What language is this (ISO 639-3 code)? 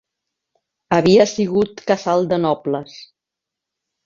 cat